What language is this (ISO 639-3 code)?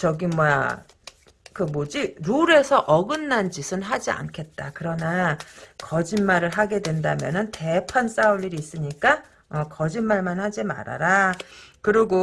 kor